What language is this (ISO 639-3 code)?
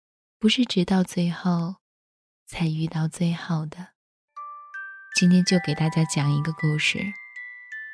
zho